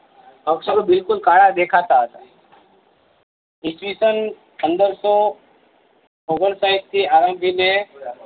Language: Gujarati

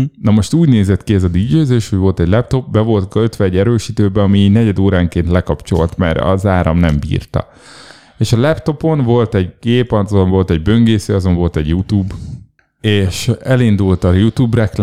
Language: Hungarian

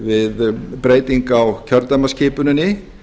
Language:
Icelandic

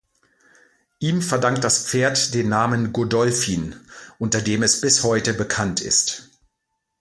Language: German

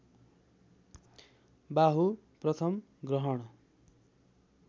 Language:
Nepali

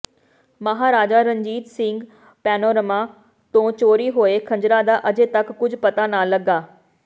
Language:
Punjabi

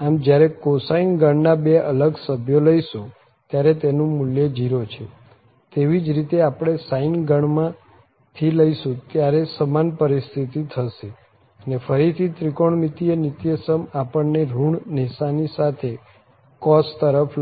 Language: Gujarati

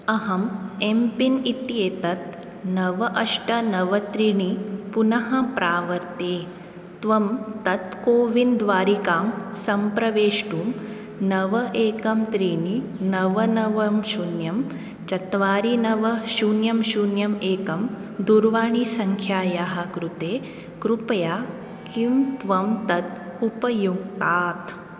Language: Sanskrit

